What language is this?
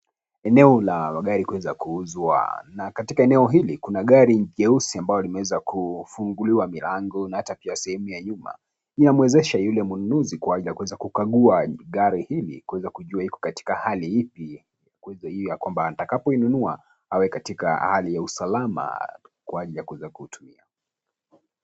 Swahili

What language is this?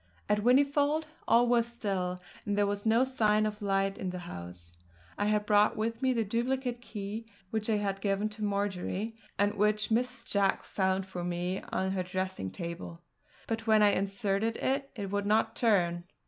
English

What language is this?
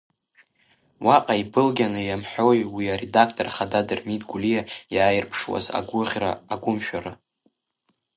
Abkhazian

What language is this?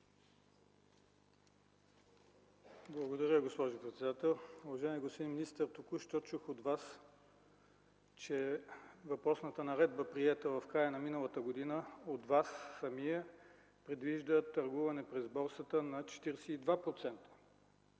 Bulgarian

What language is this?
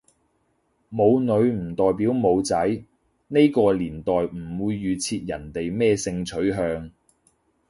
Cantonese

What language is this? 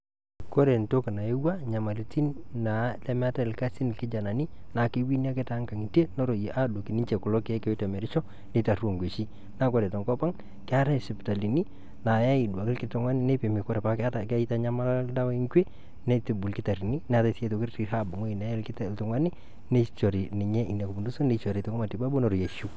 Masai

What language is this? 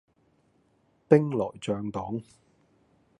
Cantonese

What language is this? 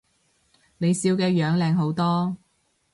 Cantonese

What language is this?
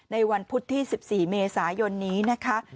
Thai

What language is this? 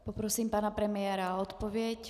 Czech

